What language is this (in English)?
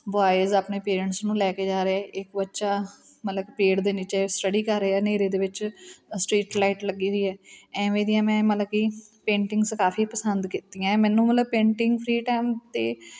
Punjabi